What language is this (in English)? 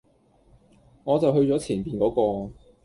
Cantonese